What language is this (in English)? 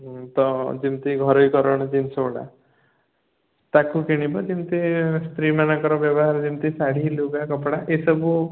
Odia